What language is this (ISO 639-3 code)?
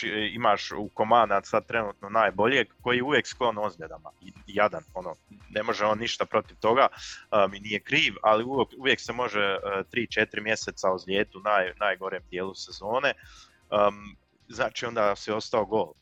hrv